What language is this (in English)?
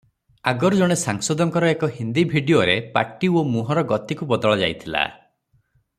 Odia